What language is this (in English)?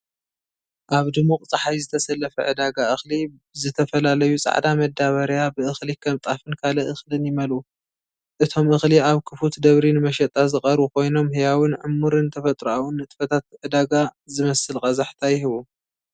Tigrinya